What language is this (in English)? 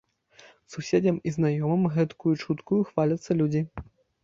Belarusian